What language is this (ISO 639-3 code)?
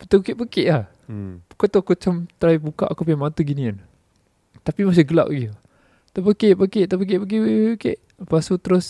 msa